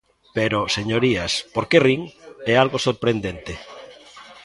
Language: Galician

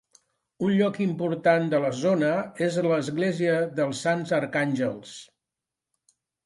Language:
Catalan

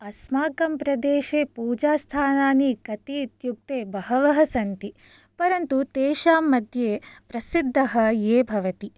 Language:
Sanskrit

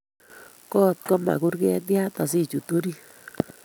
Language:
Kalenjin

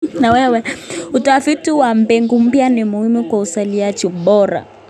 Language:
Kalenjin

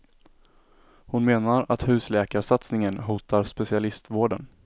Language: Swedish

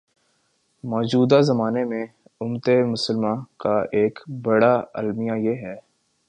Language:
Urdu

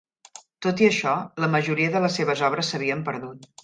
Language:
Catalan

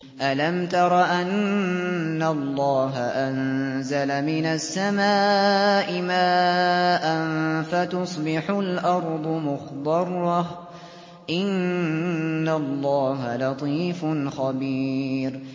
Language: Arabic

